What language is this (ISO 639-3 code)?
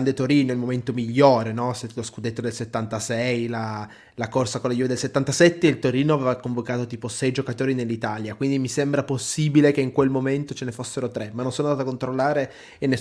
ita